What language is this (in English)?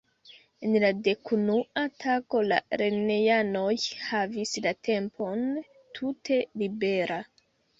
Esperanto